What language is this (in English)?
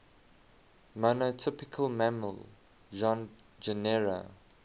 English